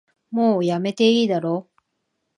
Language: Japanese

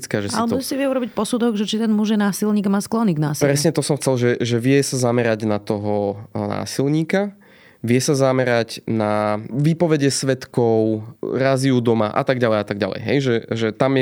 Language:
Slovak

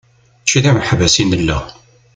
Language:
Kabyle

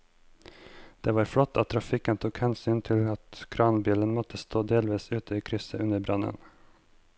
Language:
Norwegian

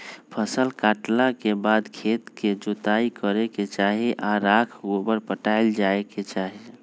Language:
Magahi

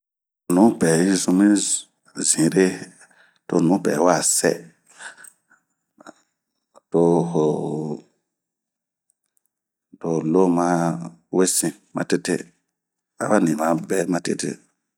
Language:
Bomu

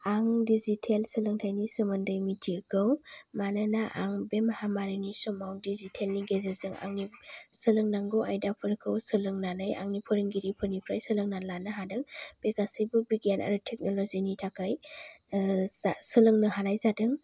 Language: Bodo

